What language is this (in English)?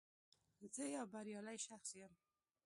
Pashto